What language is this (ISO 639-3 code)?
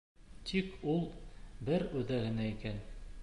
bak